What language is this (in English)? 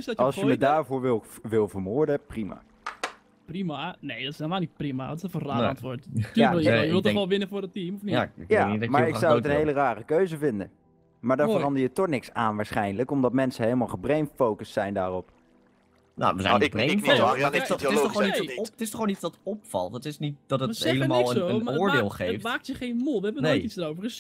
Dutch